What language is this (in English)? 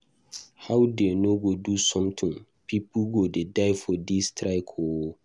Nigerian Pidgin